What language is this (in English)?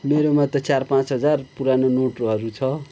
Nepali